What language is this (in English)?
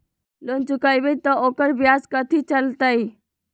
Magahi